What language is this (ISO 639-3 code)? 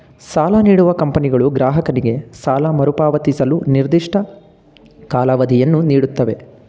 kan